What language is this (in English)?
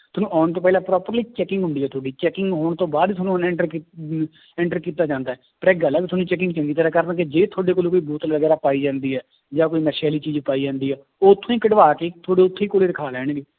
Punjabi